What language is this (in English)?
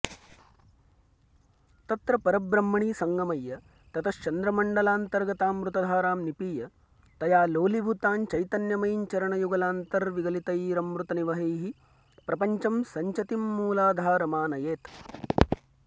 Sanskrit